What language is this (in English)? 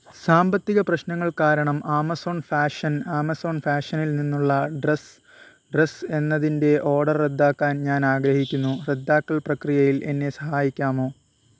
Malayalam